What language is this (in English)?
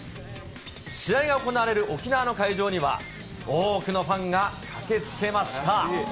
Japanese